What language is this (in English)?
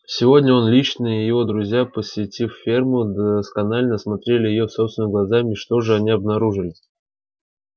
Russian